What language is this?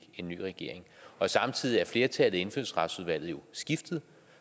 Danish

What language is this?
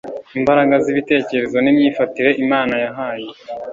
Kinyarwanda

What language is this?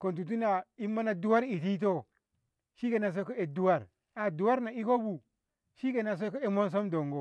Ngamo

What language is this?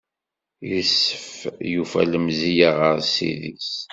Kabyle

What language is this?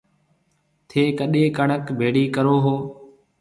Marwari (Pakistan)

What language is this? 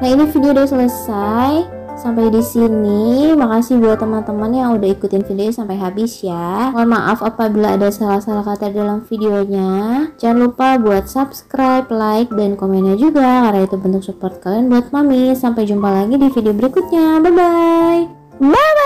Indonesian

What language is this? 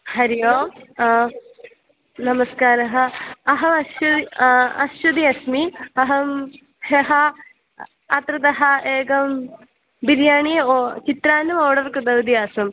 Sanskrit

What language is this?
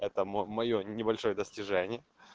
Russian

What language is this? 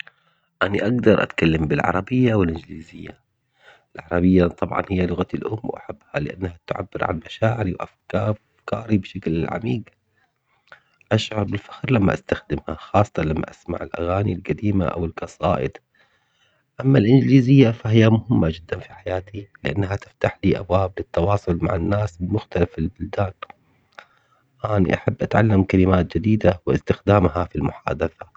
Omani Arabic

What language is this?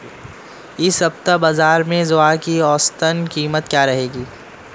Hindi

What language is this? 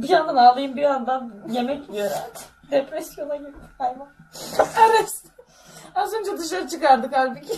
Turkish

